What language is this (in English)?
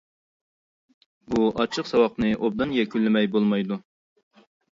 Uyghur